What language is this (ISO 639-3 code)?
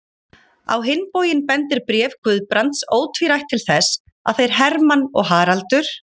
isl